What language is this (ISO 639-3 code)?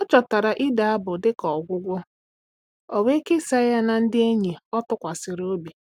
ibo